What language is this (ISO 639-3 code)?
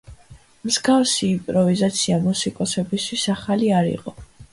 kat